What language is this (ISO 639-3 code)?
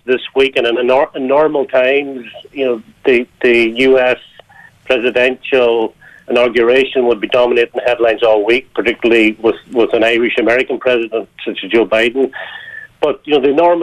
eng